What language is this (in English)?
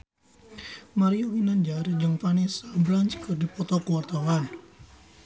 Sundanese